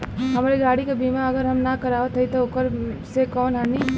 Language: Bhojpuri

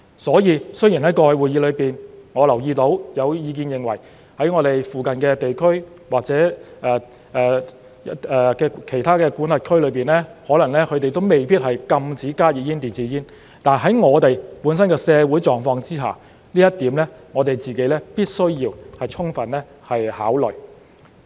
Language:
Cantonese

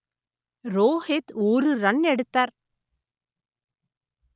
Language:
Tamil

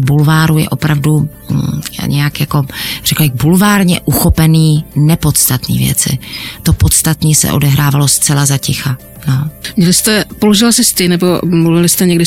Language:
Czech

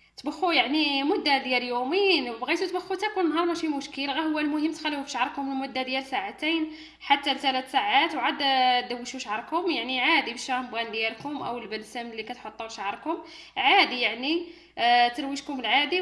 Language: Arabic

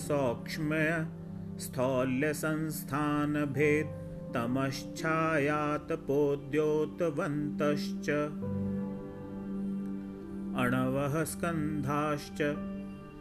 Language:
Hindi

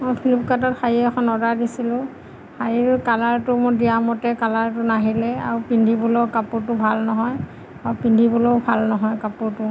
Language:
Assamese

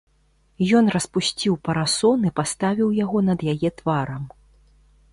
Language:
Belarusian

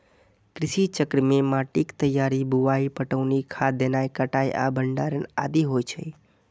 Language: Maithili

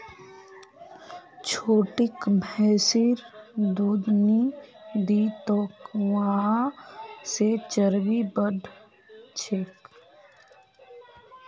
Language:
Magahi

